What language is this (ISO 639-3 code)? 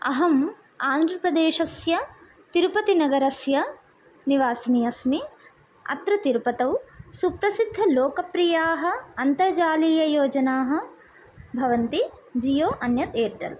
san